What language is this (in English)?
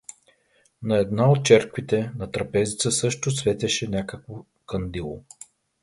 Bulgarian